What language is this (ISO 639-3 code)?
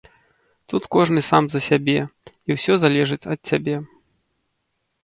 bel